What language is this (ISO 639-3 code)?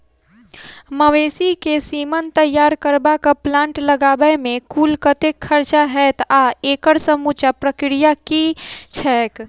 mai